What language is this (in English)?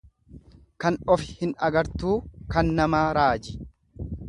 Oromo